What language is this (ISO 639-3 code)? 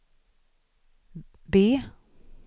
swe